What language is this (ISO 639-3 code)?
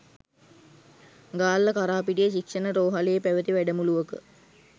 sin